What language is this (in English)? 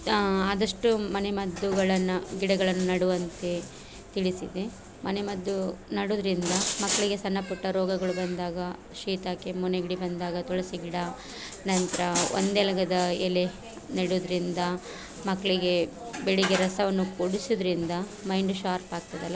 Kannada